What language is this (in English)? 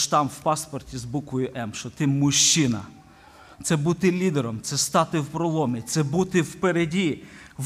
Ukrainian